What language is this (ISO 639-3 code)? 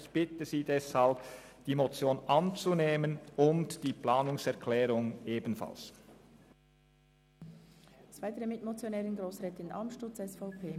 gsw